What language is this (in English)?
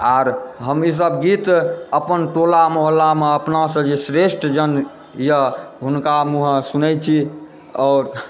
Maithili